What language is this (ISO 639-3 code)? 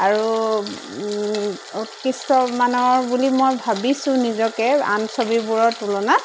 asm